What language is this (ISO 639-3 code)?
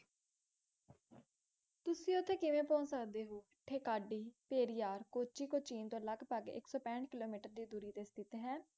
pan